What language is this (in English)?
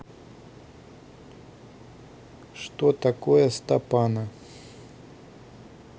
Russian